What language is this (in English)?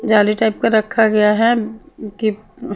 Hindi